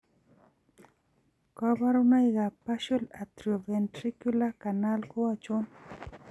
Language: Kalenjin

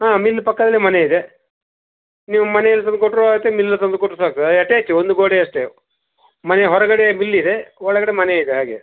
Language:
Kannada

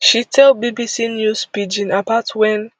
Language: Nigerian Pidgin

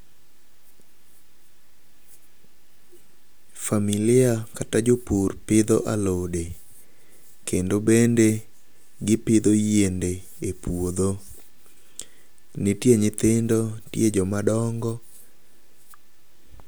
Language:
Luo (Kenya and Tanzania)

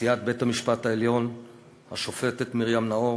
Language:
Hebrew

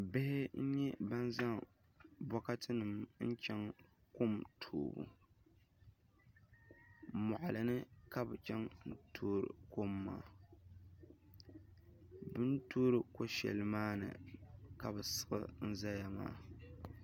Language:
Dagbani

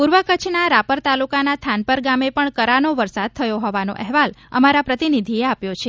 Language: Gujarati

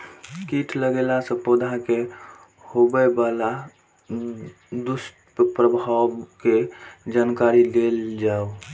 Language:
Maithili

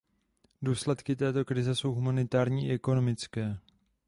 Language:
Czech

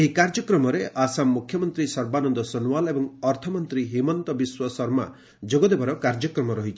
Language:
Odia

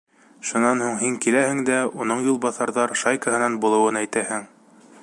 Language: Bashkir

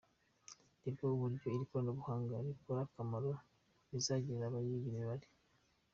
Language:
Kinyarwanda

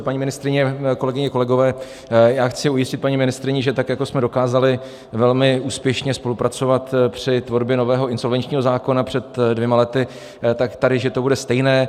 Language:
Czech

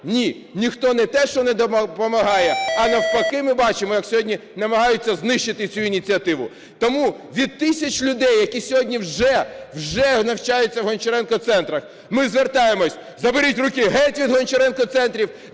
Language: Ukrainian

